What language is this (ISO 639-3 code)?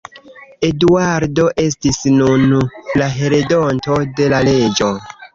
epo